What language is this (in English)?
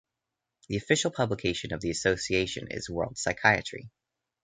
English